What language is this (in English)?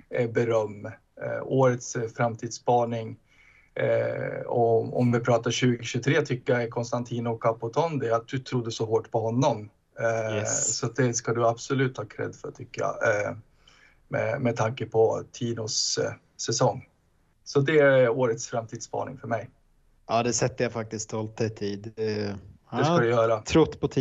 Swedish